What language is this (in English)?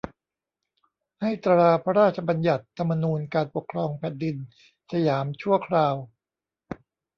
Thai